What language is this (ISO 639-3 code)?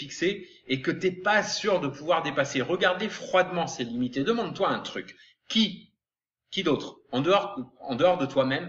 fra